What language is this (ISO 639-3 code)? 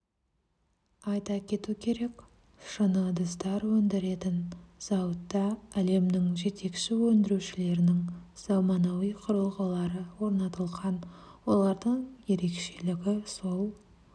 kaz